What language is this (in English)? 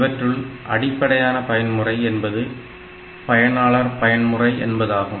Tamil